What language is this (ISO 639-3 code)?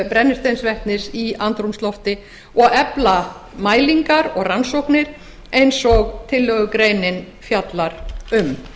isl